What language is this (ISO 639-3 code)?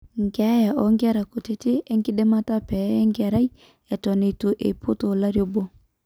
mas